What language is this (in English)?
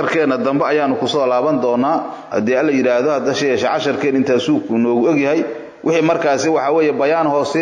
Arabic